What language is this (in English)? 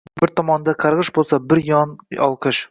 Uzbek